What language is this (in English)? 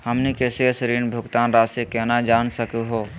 Magahi